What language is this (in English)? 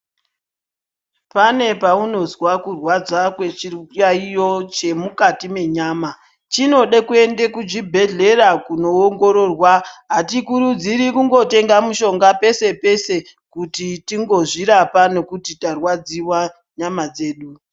Ndau